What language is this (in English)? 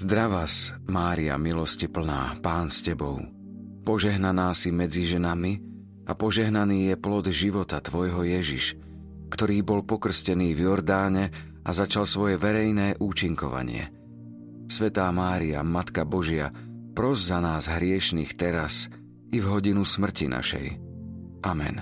Slovak